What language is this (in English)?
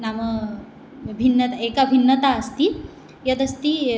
Sanskrit